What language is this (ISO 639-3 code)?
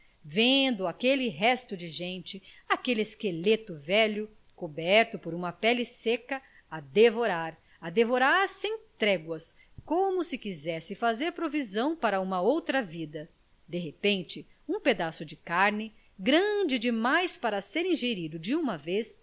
por